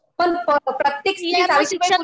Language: Marathi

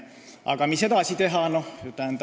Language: Estonian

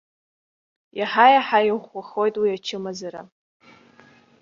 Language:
Abkhazian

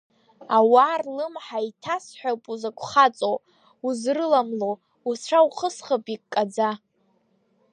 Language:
Abkhazian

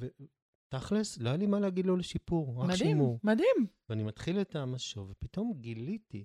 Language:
Hebrew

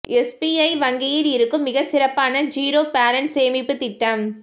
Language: Tamil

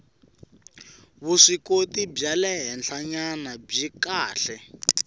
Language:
Tsonga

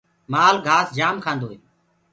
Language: Gurgula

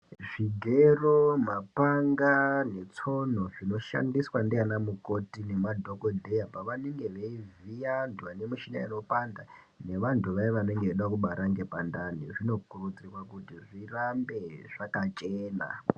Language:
Ndau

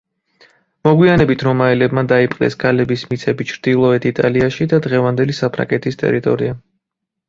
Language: Georgian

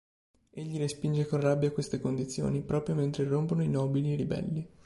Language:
Italian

